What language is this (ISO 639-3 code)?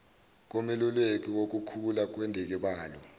zul